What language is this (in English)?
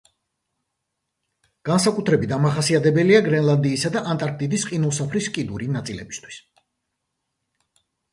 Georgian